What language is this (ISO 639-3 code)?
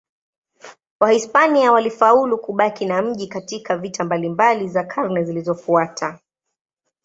swa